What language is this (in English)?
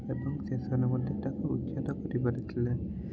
Odia